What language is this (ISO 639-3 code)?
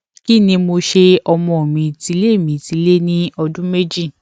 yor